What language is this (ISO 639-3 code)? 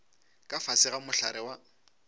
nso